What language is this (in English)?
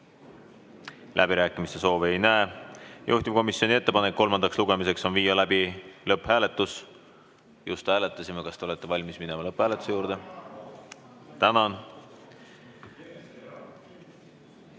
Estonian